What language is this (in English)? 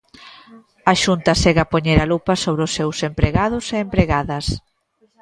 Galician